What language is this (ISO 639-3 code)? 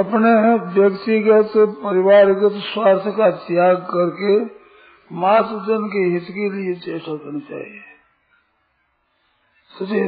hin